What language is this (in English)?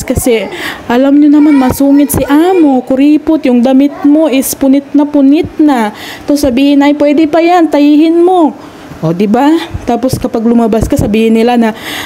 Filipino